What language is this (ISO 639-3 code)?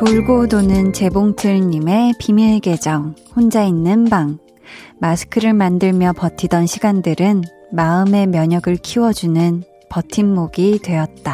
kor